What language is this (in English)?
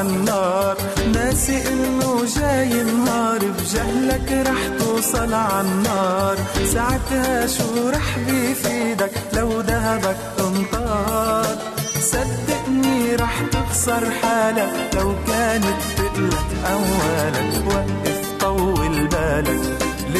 Arabic